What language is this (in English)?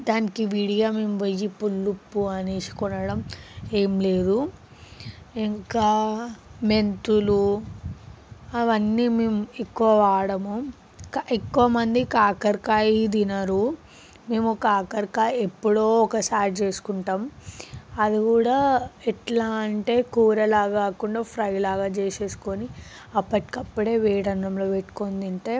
Telugu